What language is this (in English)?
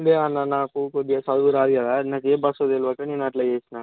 Telugu